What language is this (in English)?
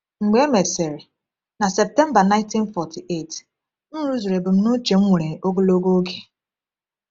Igbo